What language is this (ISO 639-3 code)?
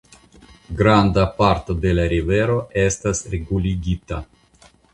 epo